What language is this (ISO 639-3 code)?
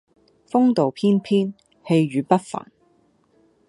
yue